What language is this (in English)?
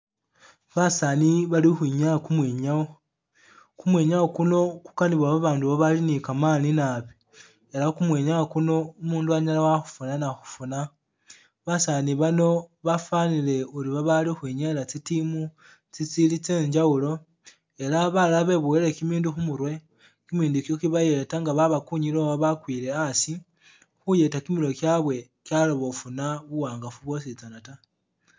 Masaaba